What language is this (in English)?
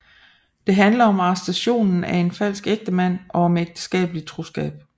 Danish